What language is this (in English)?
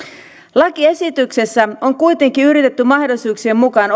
Finnish